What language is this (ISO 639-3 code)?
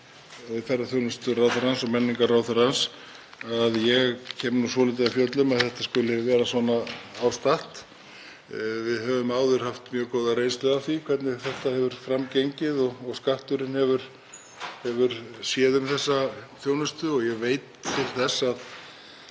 isl